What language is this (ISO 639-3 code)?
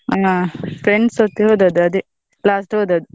kan